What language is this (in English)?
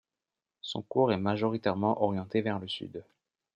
French